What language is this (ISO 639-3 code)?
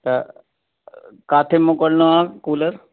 snd